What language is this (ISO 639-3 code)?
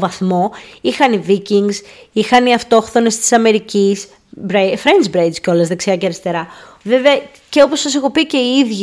ell